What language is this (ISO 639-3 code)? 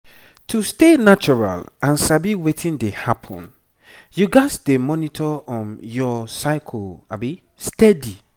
pcm